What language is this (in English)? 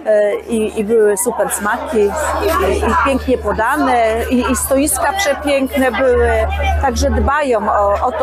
Polish